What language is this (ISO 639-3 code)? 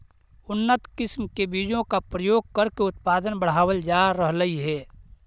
mag